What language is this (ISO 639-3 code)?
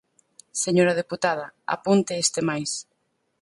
glg